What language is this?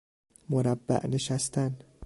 Persian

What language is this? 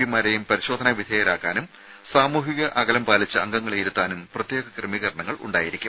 Malayalam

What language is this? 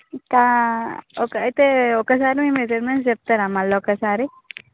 Telugu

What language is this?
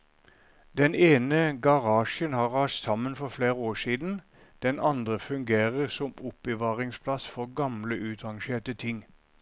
Norwegian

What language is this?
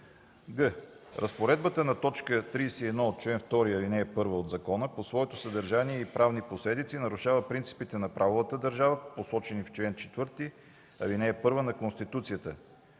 Bulgarian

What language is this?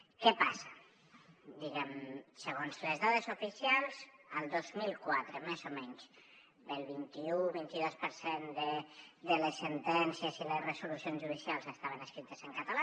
Catalan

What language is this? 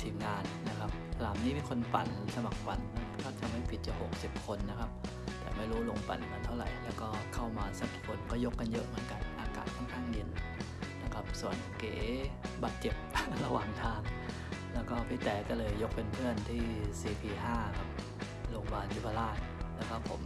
Thai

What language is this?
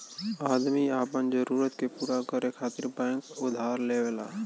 Bhojpuri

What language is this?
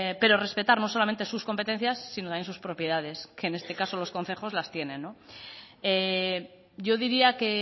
Spanish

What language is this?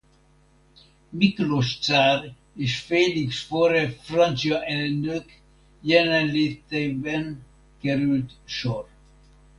Hungarian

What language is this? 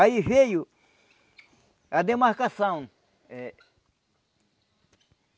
Portuguese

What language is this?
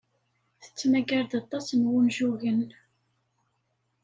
Kabyle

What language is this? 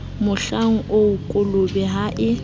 Southern Sotho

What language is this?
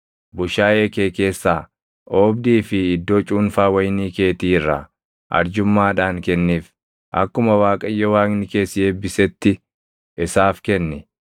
Oromo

